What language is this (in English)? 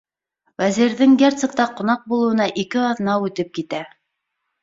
Bashkir